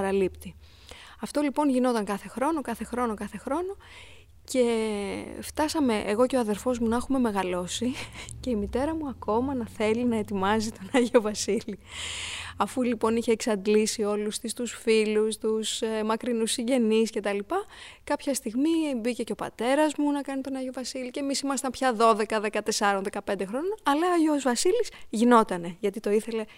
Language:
Greek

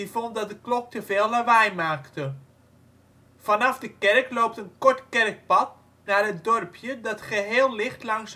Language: Dutch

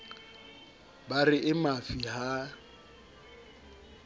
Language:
Southern Sotho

